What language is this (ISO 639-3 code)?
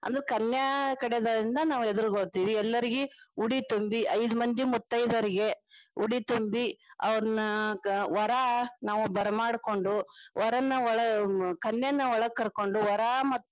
kan